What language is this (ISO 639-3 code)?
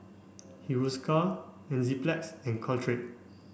eng